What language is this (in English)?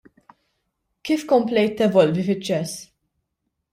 Maltese